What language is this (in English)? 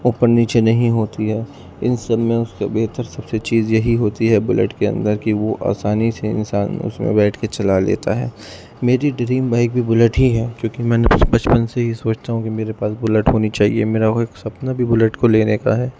Urdu